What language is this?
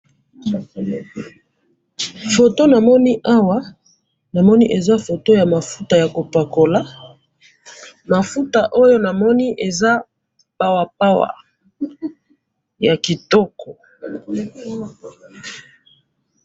Lingala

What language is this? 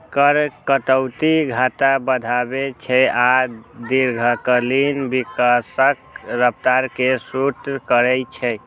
Maithili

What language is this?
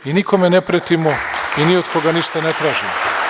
Serbian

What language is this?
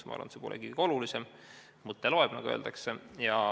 Estonian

